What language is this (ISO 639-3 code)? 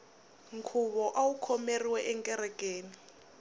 tso